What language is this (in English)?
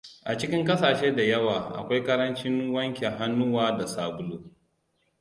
Hausa